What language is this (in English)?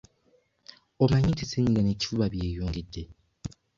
Ganda